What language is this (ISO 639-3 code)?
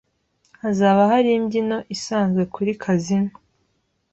kin